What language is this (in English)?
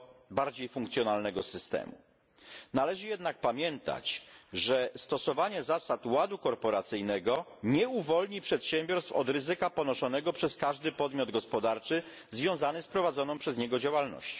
Polish